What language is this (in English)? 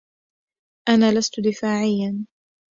Arabic